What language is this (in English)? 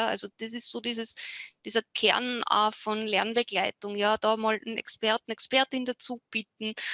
German